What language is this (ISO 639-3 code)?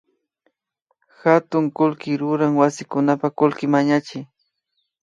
qvi